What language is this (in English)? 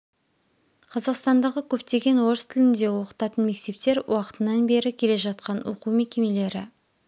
Kazakh